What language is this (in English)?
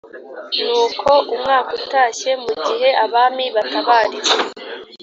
Kinyarwanda